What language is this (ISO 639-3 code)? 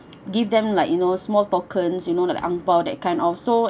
eng